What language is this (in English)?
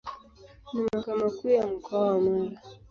Swahili